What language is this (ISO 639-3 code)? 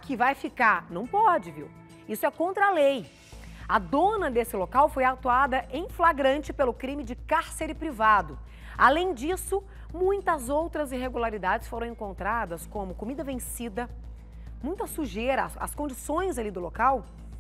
por